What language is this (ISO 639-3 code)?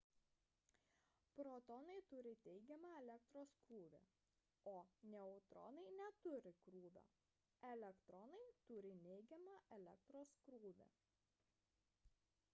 lit